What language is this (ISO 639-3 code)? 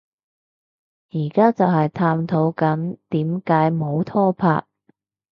yue